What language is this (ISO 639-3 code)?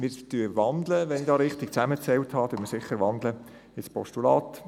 gsw